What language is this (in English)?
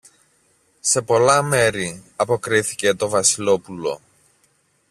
Greek